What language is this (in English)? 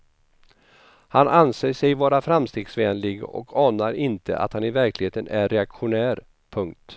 Swedish